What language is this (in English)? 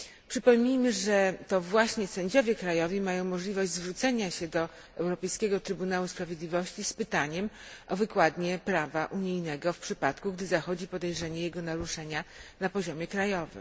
Polish